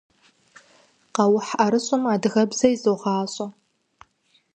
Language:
Kabardian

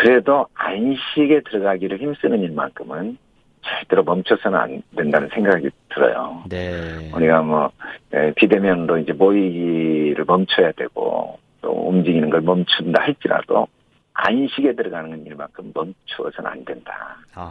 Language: Korean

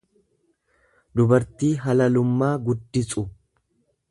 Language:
Oromo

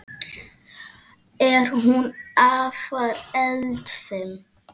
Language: Icelandic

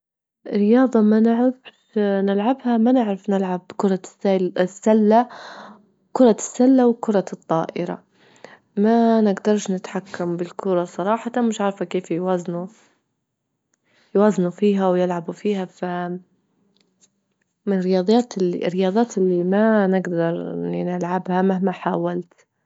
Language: Libyan Arabic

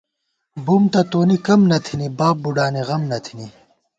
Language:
Gawar-Bati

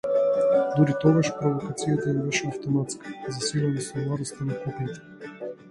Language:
Macedonian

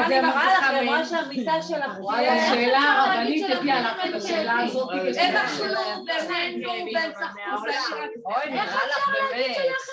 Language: Hebrew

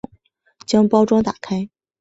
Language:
Chinese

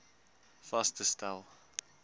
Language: Afrikaans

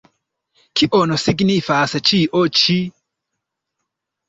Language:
Esperanto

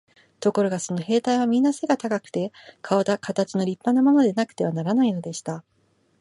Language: Japanese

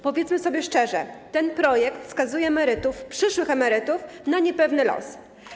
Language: Polish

